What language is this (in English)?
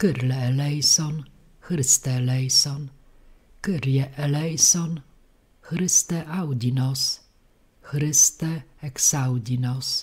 Polish